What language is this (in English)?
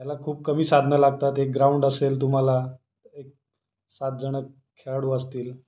Marathi